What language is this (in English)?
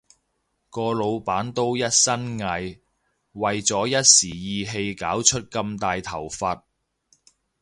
Cantonese